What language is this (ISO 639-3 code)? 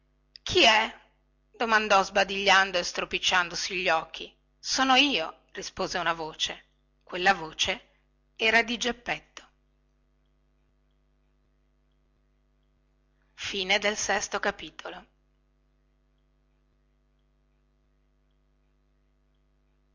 ita